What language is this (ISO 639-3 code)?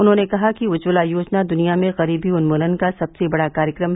hin